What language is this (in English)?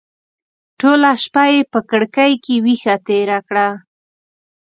Pashto